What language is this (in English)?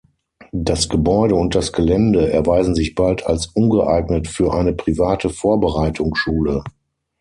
German